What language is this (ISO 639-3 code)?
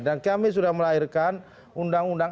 ind